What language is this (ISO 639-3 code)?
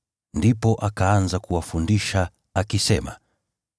swa